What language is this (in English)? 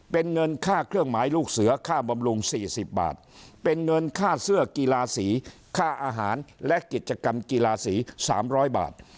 Thai